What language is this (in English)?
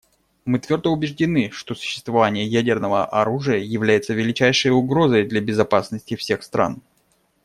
Russian